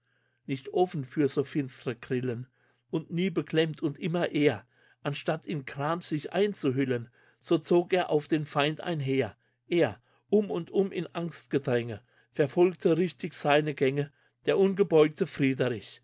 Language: German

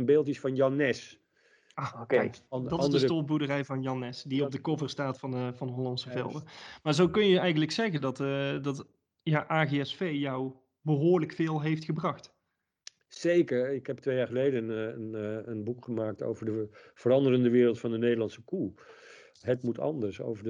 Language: Dutch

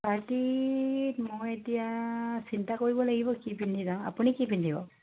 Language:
Assamese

